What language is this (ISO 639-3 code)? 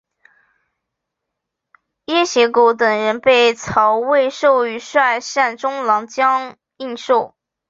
zho